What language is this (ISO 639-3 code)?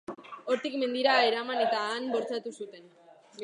eus